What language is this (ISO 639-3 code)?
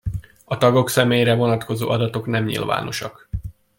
hun